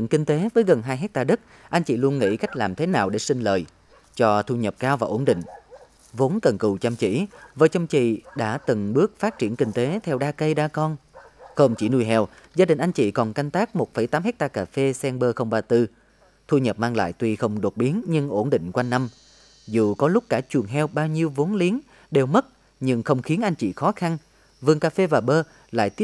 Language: Vietnamese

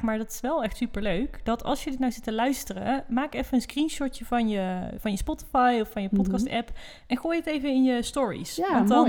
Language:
Dutch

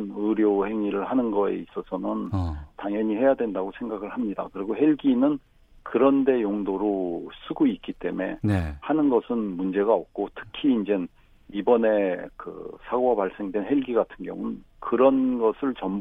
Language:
Korean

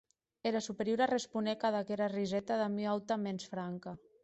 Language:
Occitan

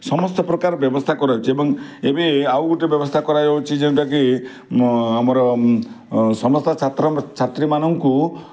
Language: Odia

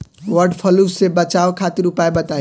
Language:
Bhojpuri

